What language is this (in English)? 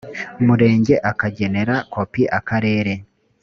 Kinyarwanda